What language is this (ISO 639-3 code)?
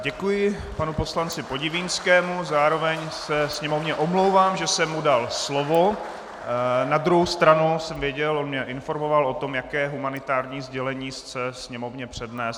ces